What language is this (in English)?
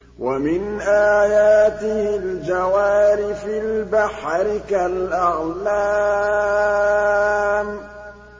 Arabic